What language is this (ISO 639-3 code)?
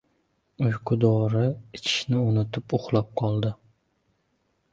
uzb